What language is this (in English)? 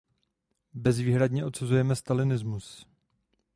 Czech